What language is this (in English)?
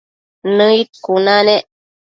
Matsés